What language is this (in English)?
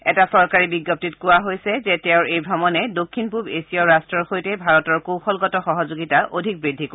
Assamese